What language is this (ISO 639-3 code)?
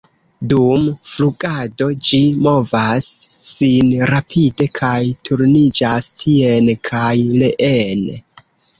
epo